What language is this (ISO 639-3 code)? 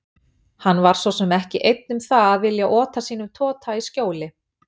isl